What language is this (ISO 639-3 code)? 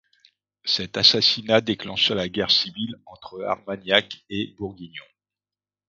fra